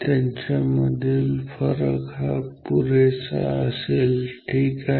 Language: Marathi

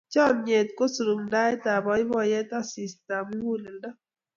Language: Kalenjin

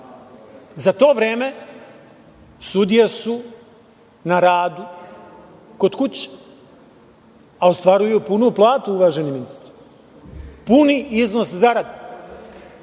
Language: Serbian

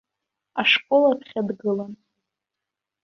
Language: Abkhazian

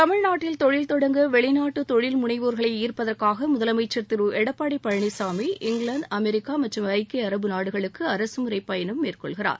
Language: Tamil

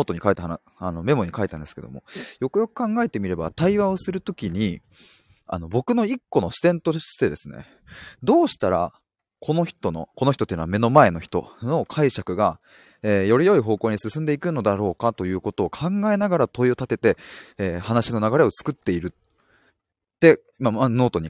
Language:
Japanese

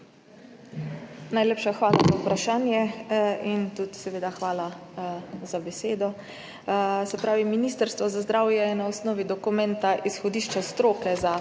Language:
Slovenian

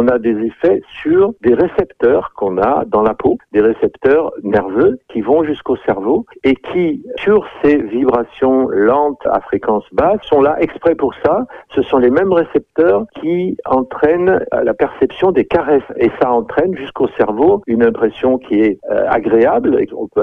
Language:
French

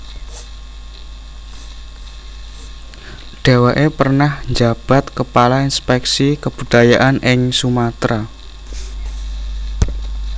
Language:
Javanese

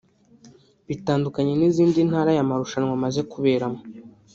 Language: Kinyarwanda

